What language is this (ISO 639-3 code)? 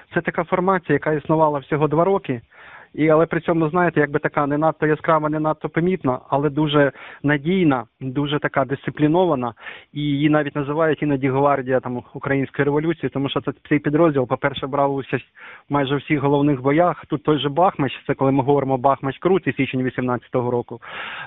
ukr